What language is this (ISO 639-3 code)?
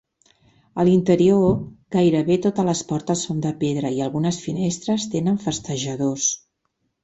cat